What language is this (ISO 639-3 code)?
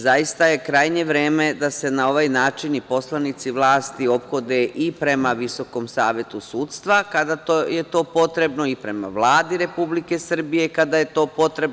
srp